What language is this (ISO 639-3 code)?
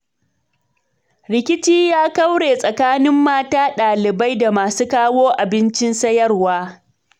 hau